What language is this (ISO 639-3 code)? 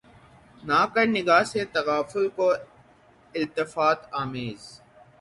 urd